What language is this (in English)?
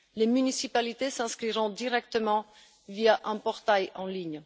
French